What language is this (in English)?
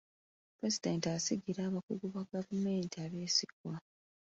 Ganda